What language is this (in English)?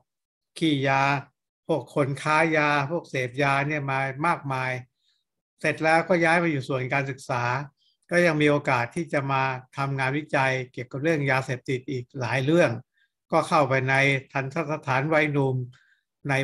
Thai